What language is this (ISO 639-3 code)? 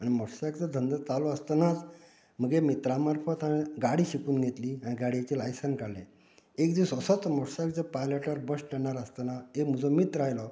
kok